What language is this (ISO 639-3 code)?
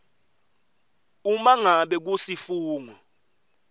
ssw